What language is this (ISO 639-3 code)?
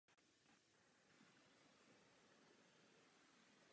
ces